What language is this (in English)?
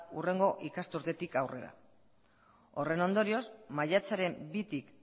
Basque